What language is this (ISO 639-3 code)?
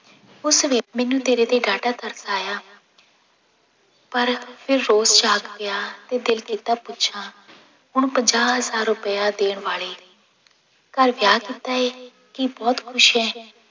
pan